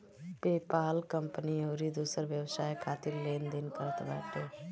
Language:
Bhojpuri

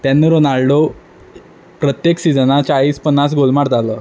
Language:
Konkani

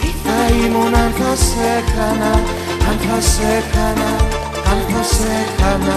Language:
Greek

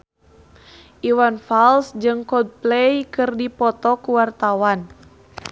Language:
Sundanese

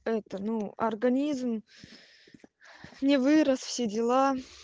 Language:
Russian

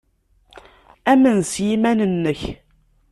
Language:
Kabyle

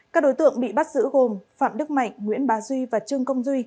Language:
Vietnamese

